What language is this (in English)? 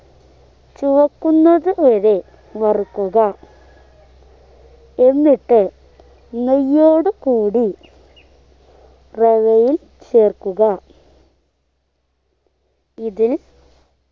Malayalam